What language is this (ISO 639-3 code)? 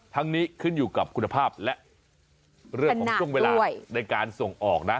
tha